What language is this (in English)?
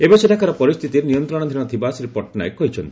Odia